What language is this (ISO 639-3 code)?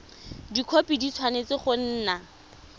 tsn